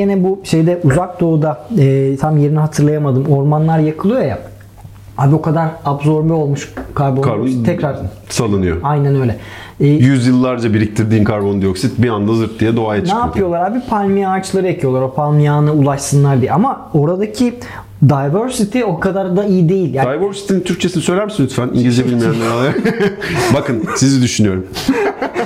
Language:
Turkish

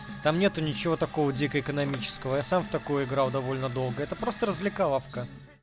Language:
Russian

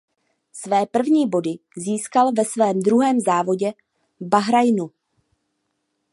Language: Czech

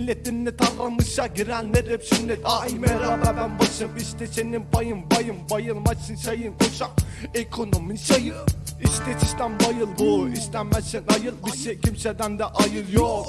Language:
Turkish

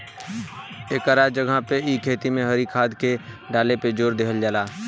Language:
Bhojpuri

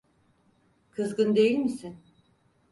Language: Turkish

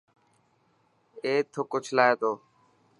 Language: Dhatki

